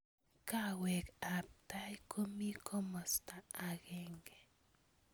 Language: Kalenjin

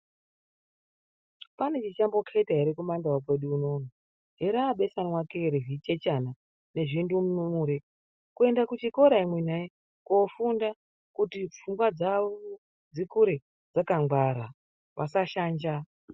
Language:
Ndau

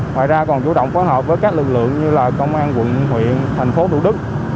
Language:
Vietnamese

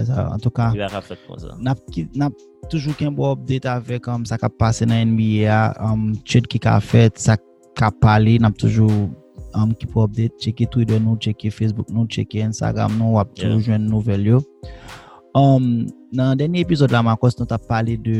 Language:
French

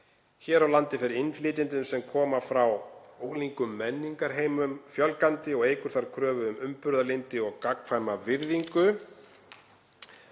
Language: Icelandic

